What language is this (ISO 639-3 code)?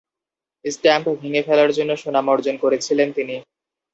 ben